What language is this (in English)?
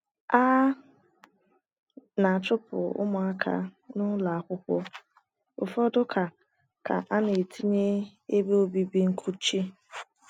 Igbo